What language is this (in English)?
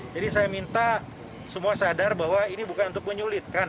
Indonesian